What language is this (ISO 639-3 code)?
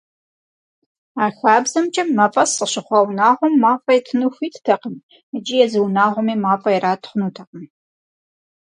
kbd